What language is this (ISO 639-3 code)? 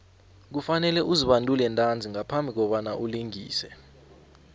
nbl